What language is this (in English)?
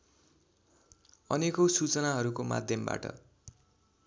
Nepali